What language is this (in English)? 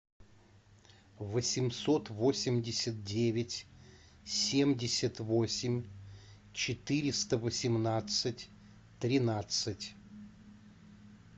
Russian